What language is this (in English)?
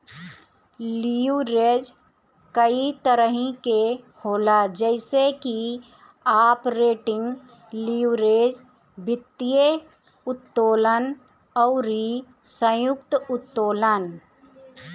Bhojpuri